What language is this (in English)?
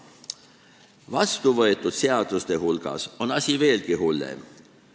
Estonian